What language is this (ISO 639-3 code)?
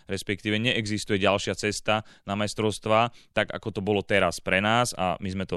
slk